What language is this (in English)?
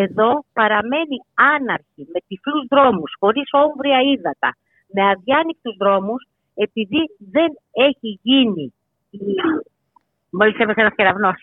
Greek